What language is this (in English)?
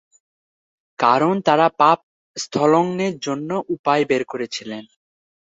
Bangla